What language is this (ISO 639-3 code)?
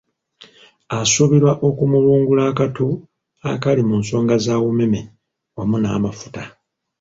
lug